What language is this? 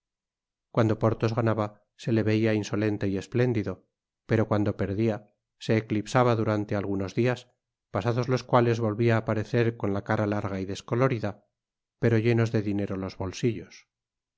Spanish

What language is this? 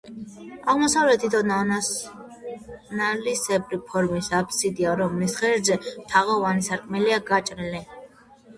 Georgian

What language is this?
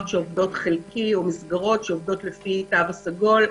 Hebrew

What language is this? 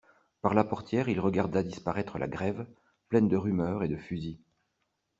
French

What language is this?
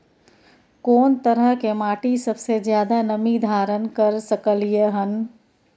Maithili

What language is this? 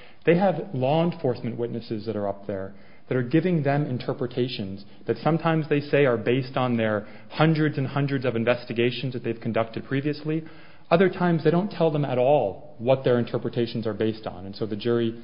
English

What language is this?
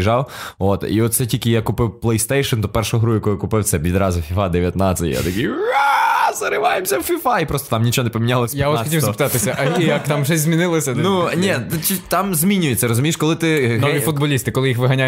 Ukrainian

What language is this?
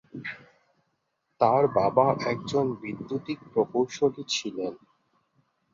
Bangla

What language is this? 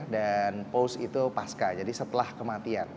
Indonesian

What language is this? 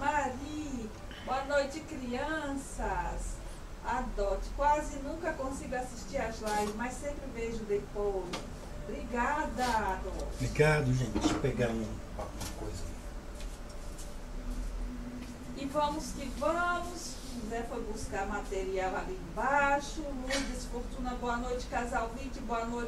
Portuguese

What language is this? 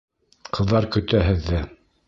Bashkir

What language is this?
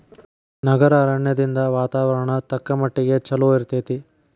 Kannada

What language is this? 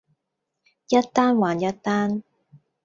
Cantonese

